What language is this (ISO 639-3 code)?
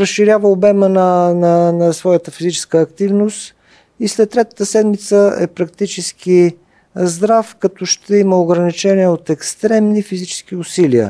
bul